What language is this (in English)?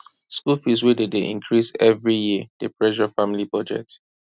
Nigerian Pidgin